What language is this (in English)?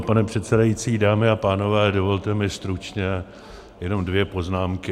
Czech